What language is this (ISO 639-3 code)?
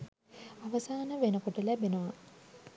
sin